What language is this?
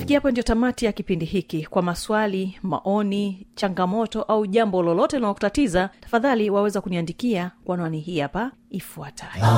Swahili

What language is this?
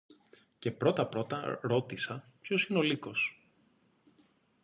Greek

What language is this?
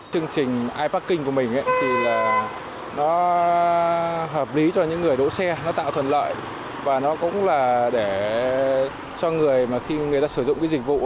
Vietnamese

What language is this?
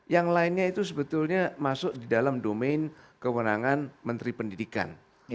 Indonesian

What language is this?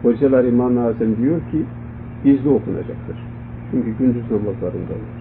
Turkish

